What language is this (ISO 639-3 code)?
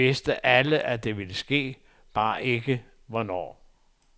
dan